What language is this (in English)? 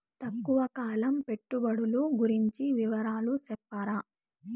Telugu